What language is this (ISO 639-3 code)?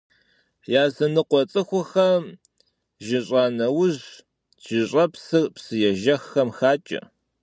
kbd